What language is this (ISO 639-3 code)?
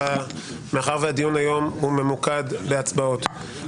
heb